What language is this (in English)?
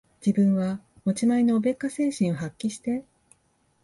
Japanese